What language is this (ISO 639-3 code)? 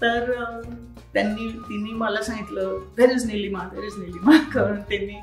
mar